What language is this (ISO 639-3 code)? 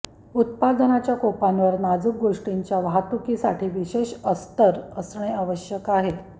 mar